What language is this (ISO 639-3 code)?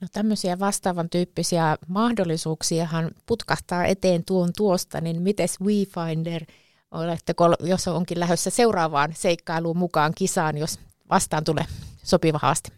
fin